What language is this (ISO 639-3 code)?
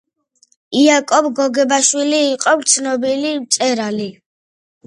kat